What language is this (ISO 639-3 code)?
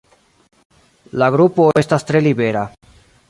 epo